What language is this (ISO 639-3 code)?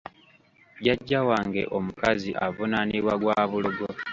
lug